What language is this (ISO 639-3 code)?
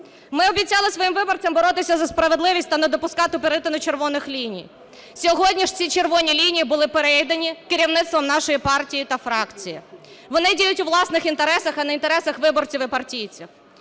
ukr